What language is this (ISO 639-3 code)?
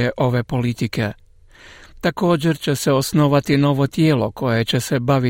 hrv